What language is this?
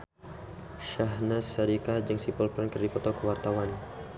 Sundanese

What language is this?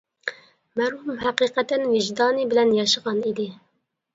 Uyghur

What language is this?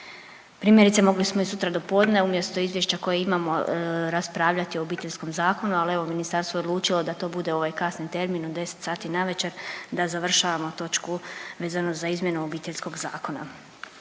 Croatian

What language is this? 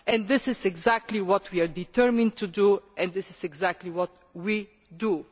English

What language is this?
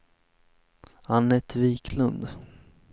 Swedish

